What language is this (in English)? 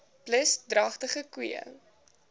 Afrikaans